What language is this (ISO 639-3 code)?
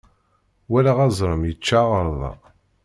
kab